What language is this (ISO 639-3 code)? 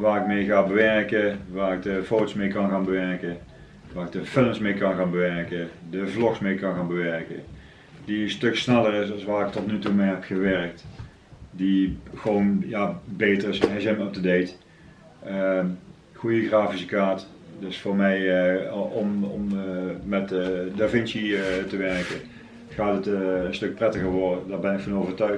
nld